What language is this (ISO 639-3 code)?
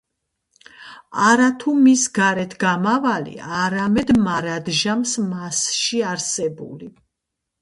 kat